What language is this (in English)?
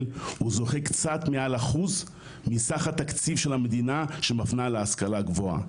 Hebrew